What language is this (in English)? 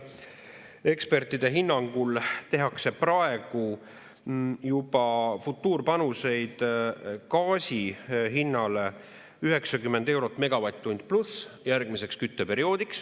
Estonian